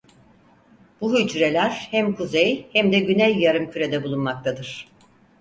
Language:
Turkish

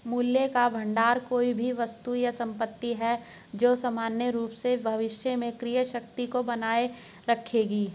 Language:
Hindi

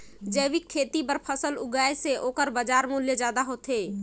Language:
Chhattisgarhi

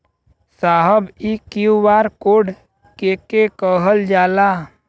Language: Bhojpuri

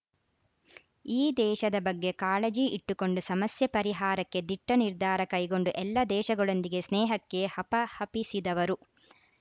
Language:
Kannada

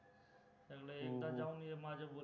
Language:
Marathi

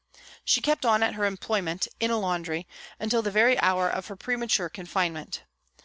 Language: English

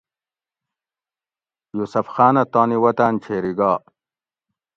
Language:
Gawri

